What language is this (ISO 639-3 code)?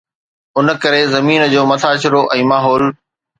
snd